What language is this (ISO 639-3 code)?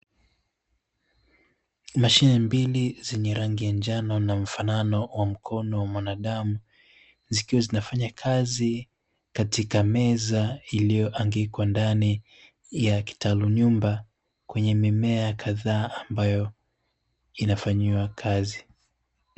swa